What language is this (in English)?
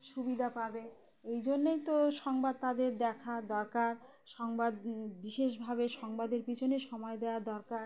Bangla